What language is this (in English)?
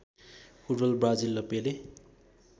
Nepali